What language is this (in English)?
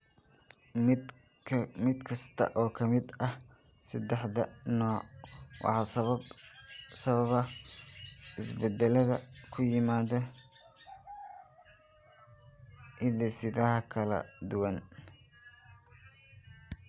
Somali